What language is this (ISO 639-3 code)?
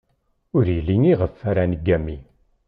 kab